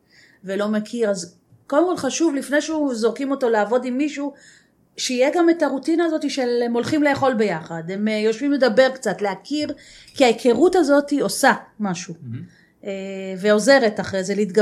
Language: Hebrew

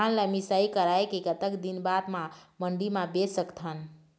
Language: Chhattisgarhi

